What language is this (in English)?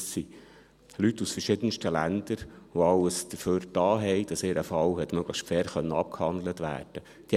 Swiss German